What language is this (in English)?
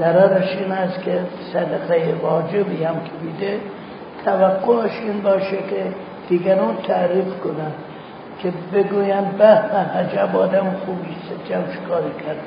Persian